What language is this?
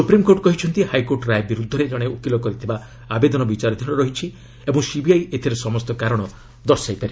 Odia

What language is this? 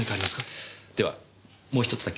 Japanese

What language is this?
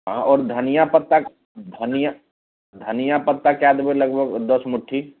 Maithili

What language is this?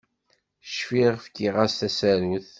Kabyle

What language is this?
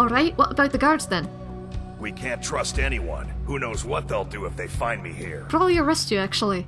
English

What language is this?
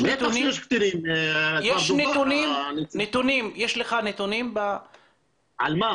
Hebrew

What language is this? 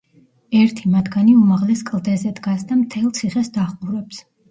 Georgian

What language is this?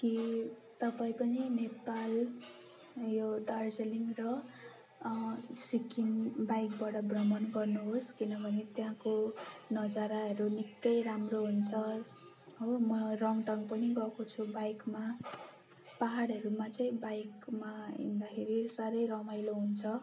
Nepali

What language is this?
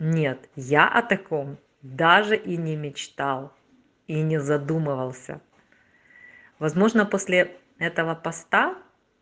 Russian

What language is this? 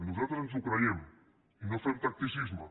Catalan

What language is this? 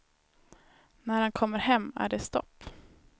Swedish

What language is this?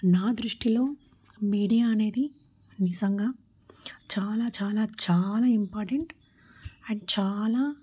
Telugu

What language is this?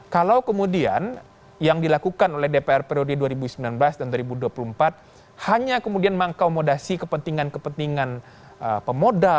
Indonesian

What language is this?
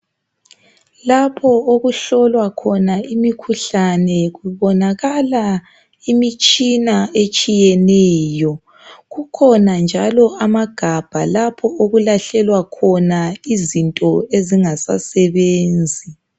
North Ndebele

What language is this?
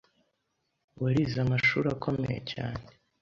Kinyarwanda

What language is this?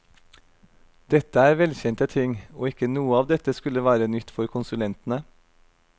Norwegian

